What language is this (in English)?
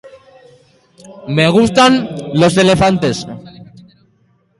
Basque